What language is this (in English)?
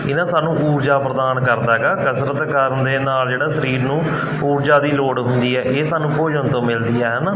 Punjabi